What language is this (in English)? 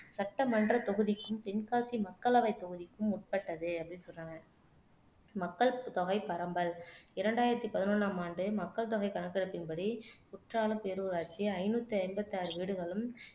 Tamil